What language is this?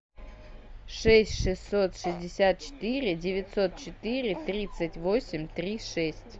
Russian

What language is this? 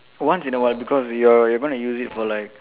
English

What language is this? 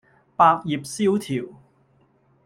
Cantonese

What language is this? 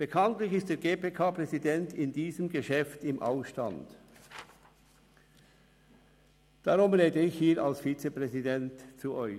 Swiss German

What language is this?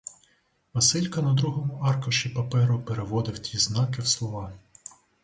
Ukrainian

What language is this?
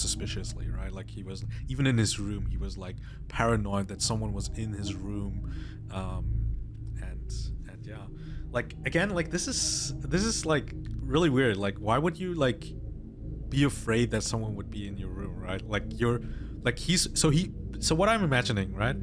English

